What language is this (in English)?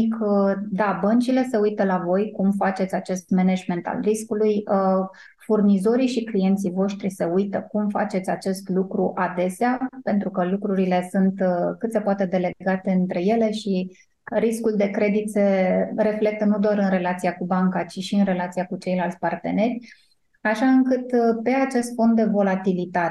Romanian